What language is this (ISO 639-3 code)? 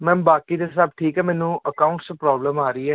pan